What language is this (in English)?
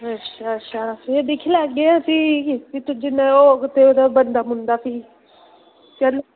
Dogri